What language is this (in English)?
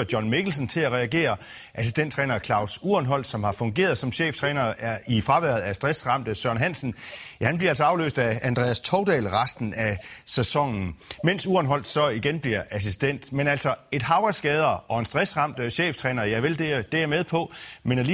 Danish